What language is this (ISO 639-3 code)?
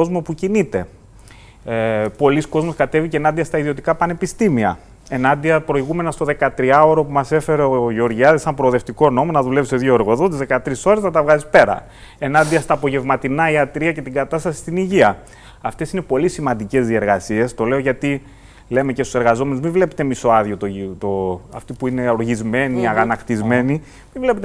ell